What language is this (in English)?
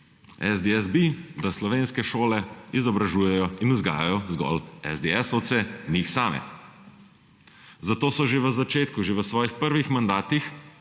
Slovenian